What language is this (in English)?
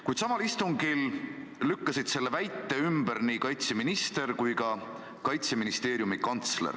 Estonian